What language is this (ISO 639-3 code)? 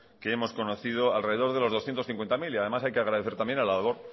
spa